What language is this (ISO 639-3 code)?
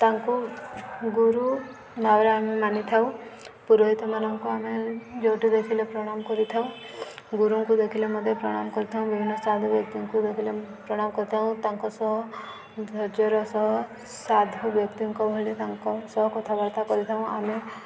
ori